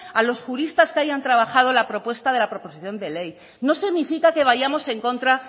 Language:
Spanish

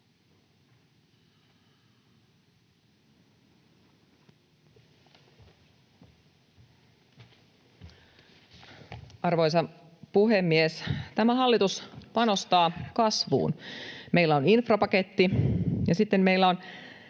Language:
Finnish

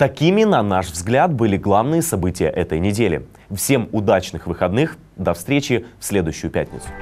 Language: Russian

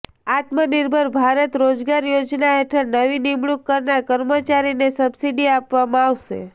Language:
Gujarati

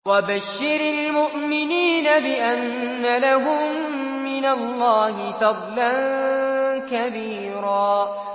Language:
Arabic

